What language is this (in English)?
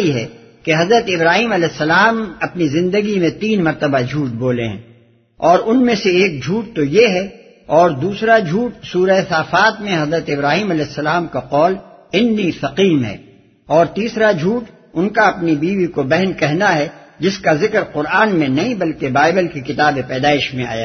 Urdu